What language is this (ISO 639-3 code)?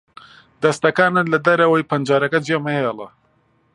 ckb